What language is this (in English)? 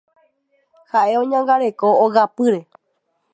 Guarani